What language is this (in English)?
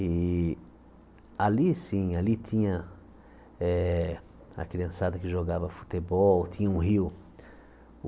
Portuguese